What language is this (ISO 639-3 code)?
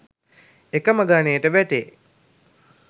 sin